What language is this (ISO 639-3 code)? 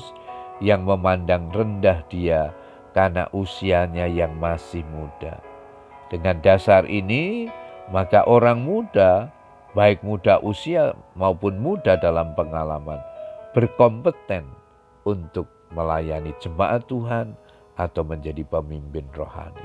ind